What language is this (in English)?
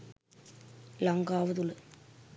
Sinhala